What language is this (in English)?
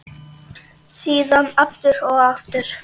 Icelandic